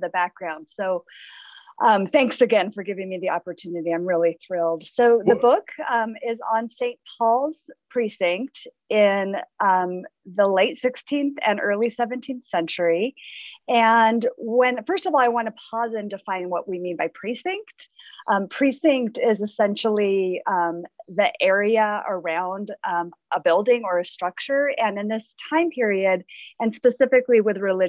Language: English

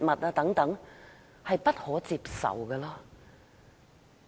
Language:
Cantonese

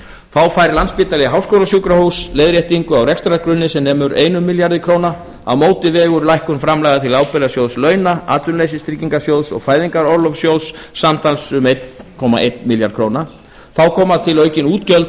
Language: Icelandic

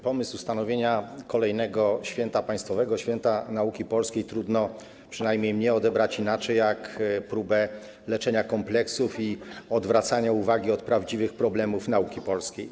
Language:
Polish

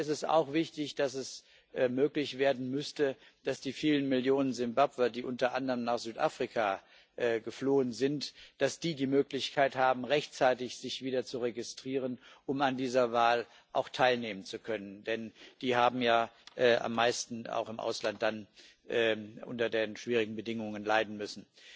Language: German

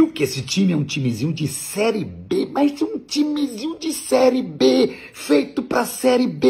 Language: Portuguese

